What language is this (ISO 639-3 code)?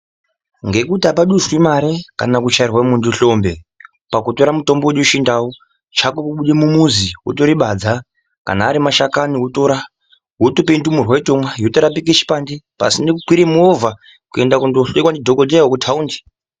ndc